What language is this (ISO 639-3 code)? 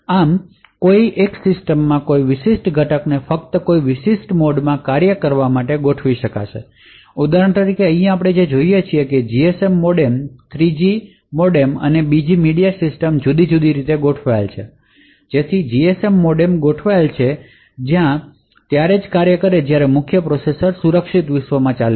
guj